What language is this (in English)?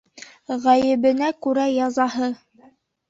Bashkir